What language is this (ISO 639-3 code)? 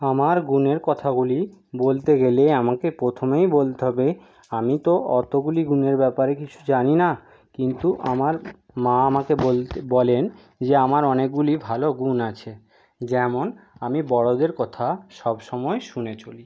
ben